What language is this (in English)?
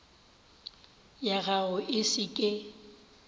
Northern Sotho